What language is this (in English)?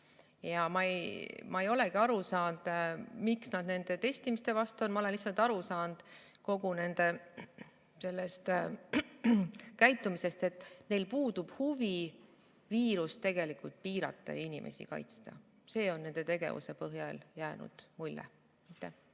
Estonian